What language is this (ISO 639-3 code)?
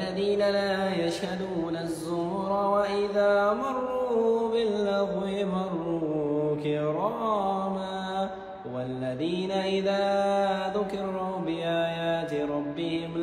ara